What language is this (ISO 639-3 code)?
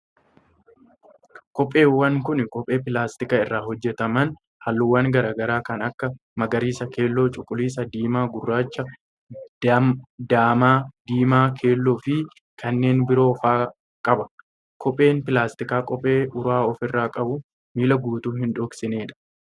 orm